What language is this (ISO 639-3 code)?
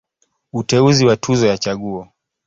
swa